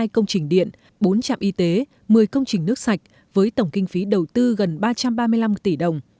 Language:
Vietnamese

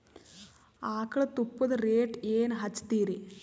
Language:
Kannada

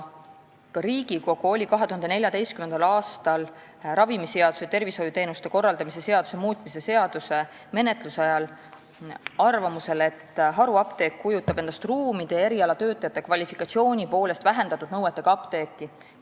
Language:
Estonian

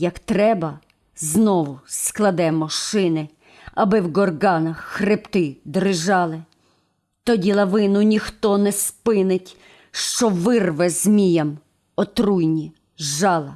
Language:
Ukrainian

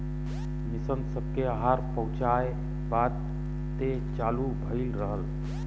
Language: Bhojpuri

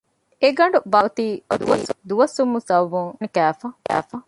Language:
Divehi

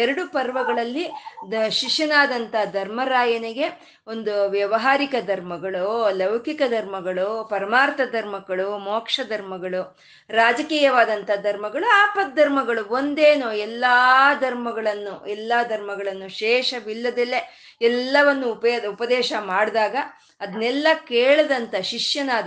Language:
Kannada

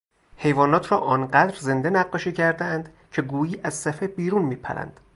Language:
Persian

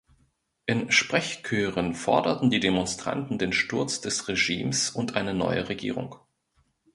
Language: German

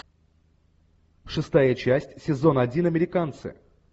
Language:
Russian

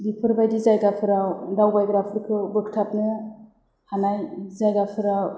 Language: Bodo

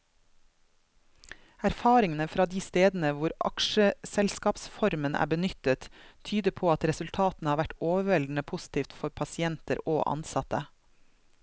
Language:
Norwegian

